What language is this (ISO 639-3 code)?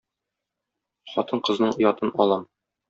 tat